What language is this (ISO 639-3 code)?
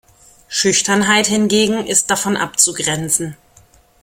deu